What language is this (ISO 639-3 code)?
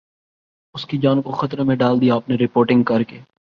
urd